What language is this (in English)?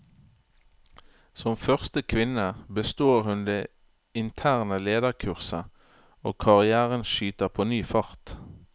Norwegian